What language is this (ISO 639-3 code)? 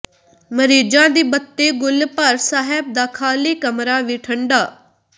pan